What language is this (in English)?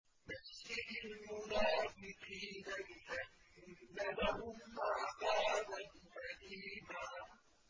Arabic